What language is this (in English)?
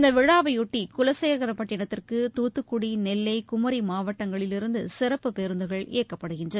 Tamil